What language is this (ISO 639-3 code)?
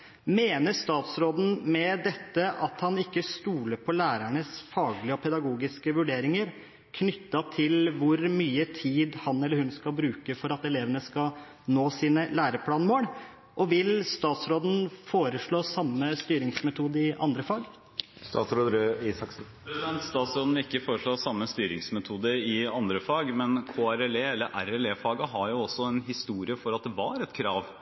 nob